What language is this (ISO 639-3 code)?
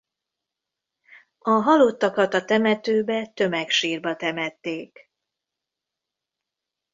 hun